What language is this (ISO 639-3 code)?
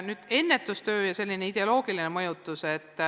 est